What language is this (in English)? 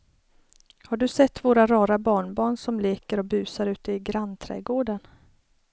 Swedish